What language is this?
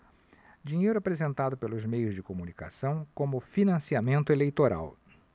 Portuguese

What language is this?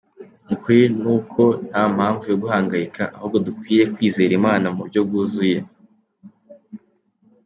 Kinyarwanda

